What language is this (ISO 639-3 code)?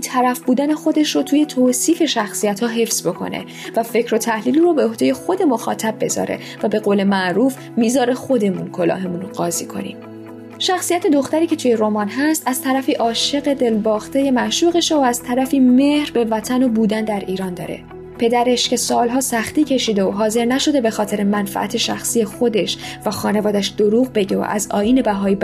fas